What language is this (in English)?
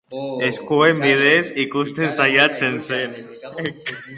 Basque